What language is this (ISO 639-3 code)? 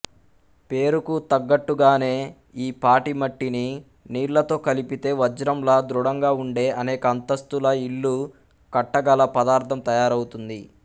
tel